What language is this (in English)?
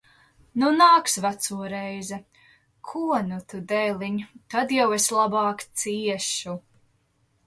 Latvian